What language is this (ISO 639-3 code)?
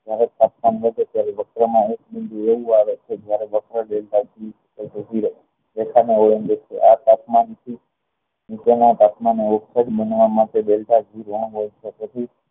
guj